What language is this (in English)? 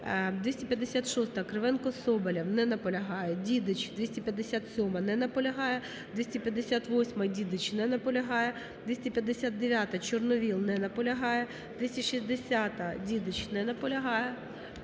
Ukrainian